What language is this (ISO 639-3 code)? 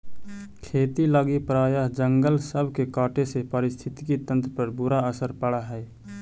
mag